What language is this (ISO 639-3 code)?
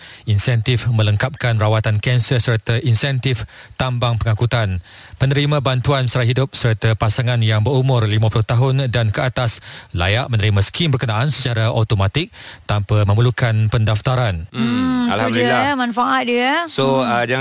msa